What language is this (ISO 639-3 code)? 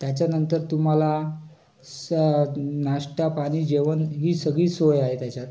mar